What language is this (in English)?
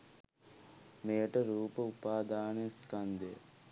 Sinhala